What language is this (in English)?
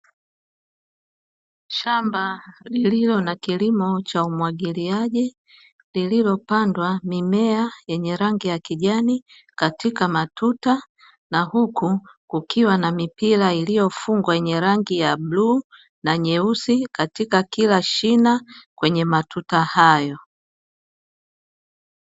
Swahili